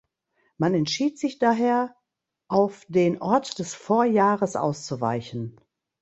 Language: German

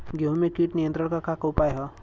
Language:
Bhojpuri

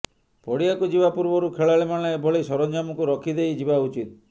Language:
Odia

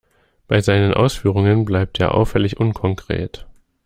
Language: German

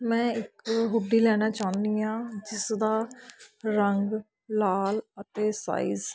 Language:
Punjabi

